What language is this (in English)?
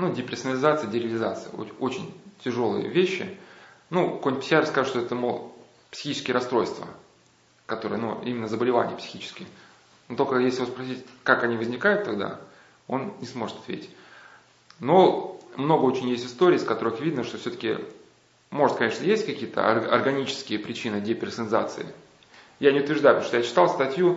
Russian